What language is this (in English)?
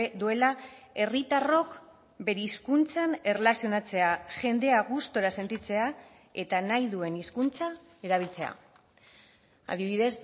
Basque